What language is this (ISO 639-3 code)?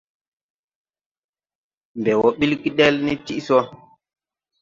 tui